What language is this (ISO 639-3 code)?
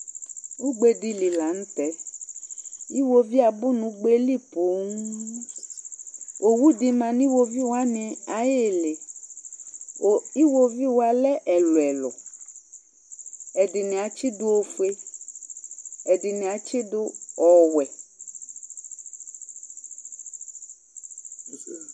kpo